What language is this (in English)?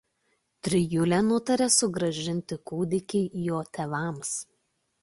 Lithuanian